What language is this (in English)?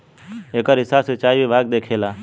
Bhojpuri